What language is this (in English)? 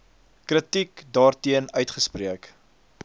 Afrikaans